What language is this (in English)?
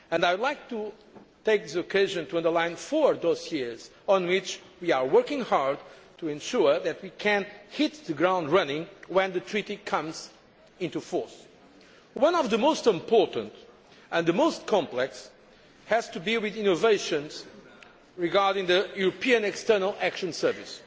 English